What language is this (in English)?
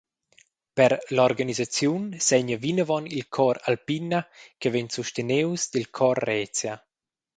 Romansh